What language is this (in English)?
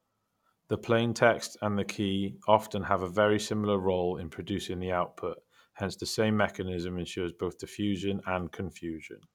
English